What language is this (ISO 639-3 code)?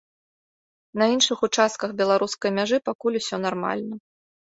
bel